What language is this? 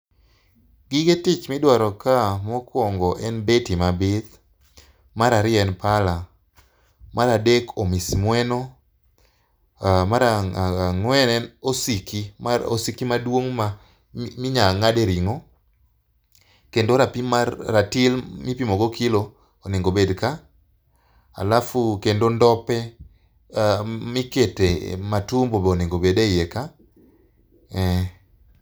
Luo (Kenya and Tanzania)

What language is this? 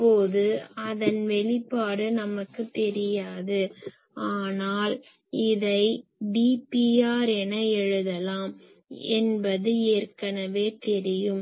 Tamil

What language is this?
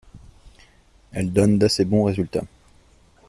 French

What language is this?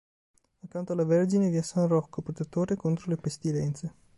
Italian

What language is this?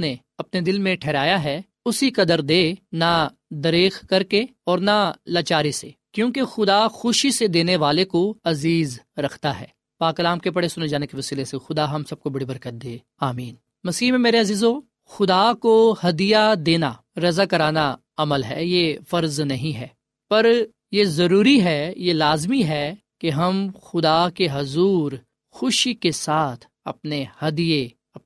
Urdu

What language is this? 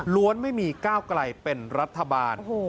Thai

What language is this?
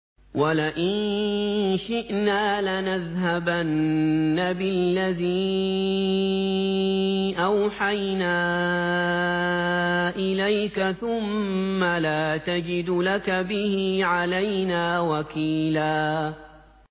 Arabic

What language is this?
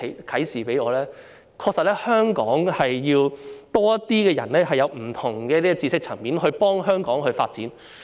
Cantonese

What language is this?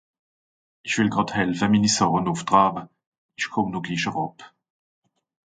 Swiss German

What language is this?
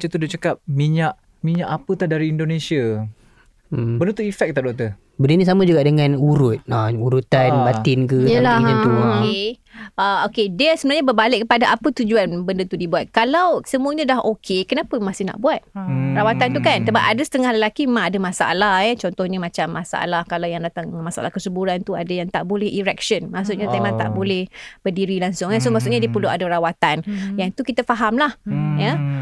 Malay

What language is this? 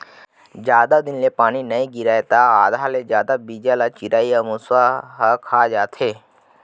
Chhattisgarhi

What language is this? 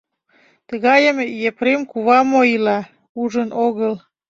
Mari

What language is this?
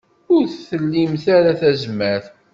Kabyle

